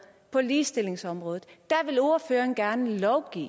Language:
Danish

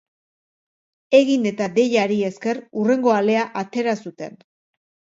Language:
Basque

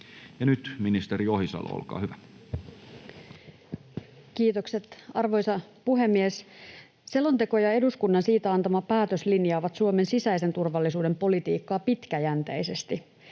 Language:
Finnish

